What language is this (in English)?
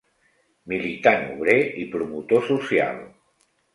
Catalan